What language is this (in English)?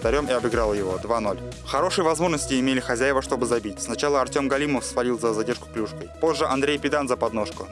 Russian